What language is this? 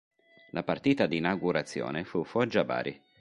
Italian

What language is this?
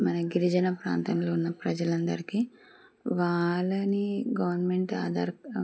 Telugu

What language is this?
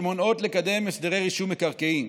Hebrew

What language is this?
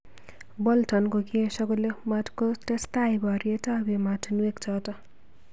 Kalenjin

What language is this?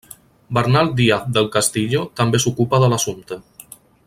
Catalan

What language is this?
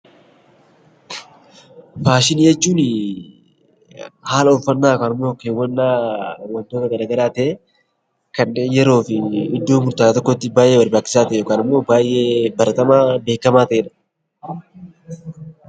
Oromo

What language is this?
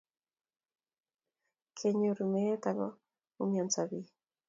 Kalenjin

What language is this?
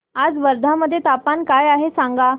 Marathi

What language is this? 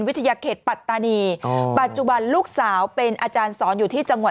Thai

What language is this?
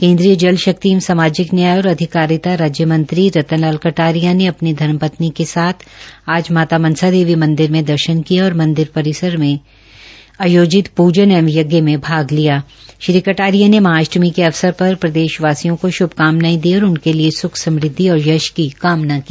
Hindi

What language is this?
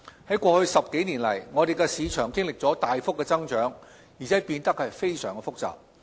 Cantonese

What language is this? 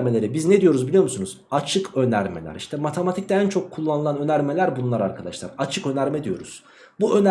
Turkish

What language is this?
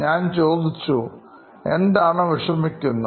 Malayalam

